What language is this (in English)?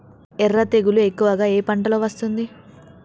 Telugu